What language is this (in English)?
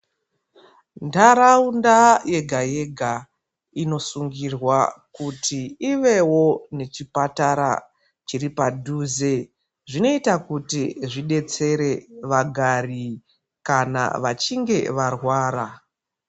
Ndau